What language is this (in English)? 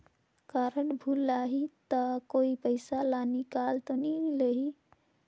Chhattisgarhi